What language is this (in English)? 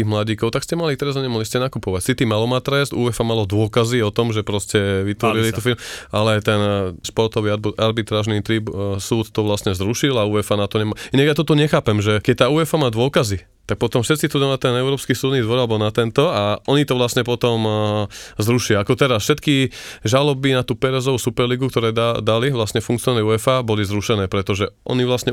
Slovak